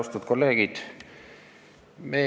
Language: Estonian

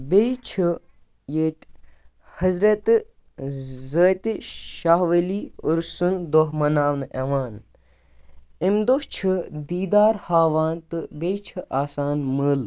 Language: Kashmiri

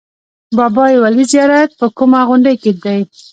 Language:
Pashto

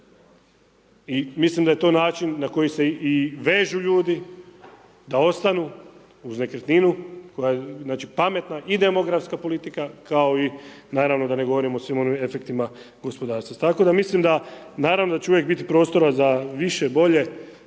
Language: Croatian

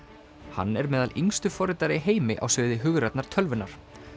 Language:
Icelandic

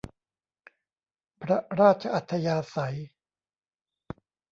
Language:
Thai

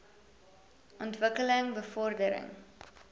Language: Afrikaans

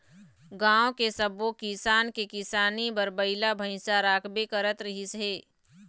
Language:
Chhattisgarhi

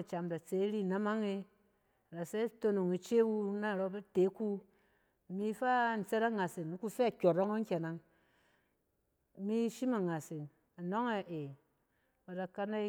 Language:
Cen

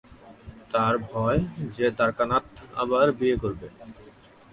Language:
Bangla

